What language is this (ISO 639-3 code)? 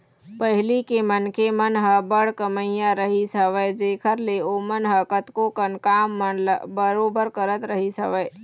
hne